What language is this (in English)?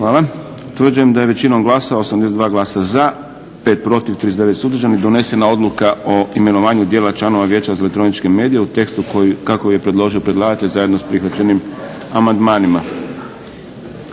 Croatian